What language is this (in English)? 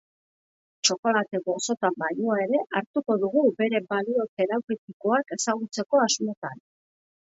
Basque